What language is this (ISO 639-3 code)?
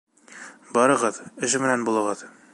bak